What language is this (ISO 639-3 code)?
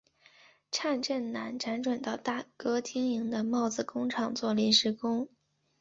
zho